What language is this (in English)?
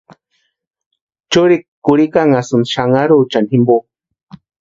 Western Highland Purepecha